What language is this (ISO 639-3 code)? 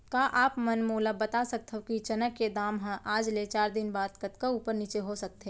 hne